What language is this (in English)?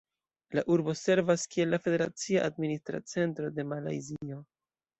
Esperanto